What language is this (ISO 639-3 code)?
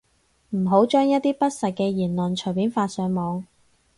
yue